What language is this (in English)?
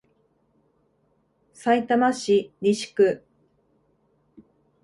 Japanese